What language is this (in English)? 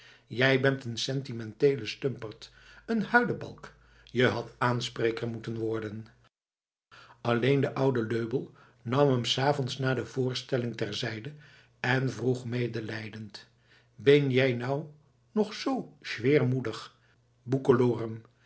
Dutch